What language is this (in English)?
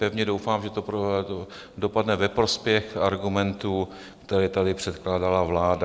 Czech